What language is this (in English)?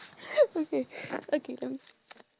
English